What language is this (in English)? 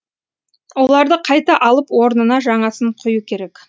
Kazakh